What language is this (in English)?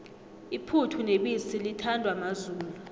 South Ndebele